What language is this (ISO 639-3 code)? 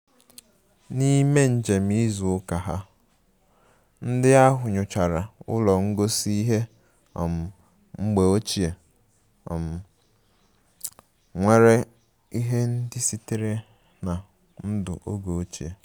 ibo